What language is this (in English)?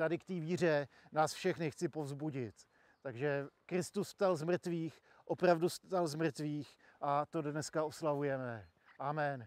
Czech